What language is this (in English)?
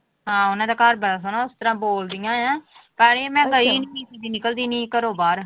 Punjabi